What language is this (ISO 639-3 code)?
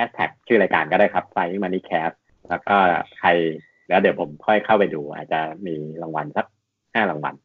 tha